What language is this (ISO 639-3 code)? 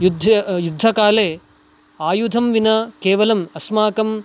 san